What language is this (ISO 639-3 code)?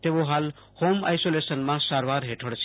guj